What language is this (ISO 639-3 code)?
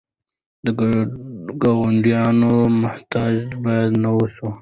pus